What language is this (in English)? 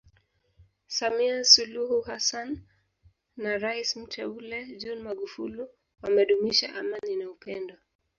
Swahili